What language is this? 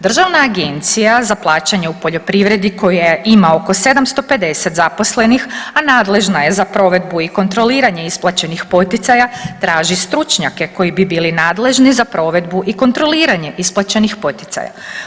Croatian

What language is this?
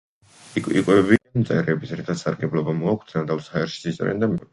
Georgian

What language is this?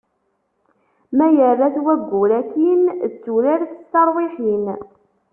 Kabyle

